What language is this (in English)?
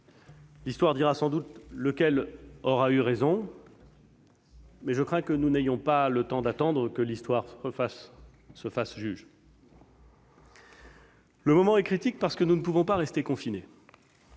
French